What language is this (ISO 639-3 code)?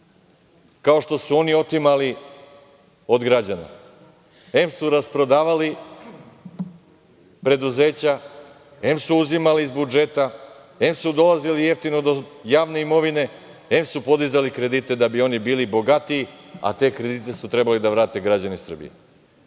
srp